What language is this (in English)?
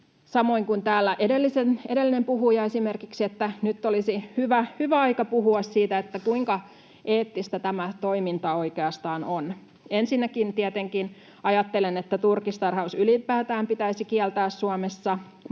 Finnish